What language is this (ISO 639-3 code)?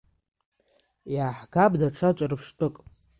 abk